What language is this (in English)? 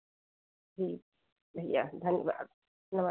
Hindi